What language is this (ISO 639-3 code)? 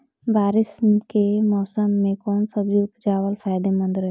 bho